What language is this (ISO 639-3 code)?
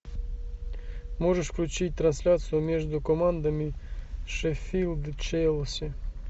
rus